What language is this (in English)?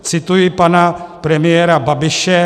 Czech